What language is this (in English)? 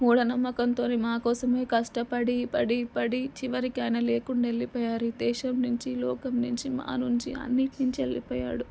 Telugu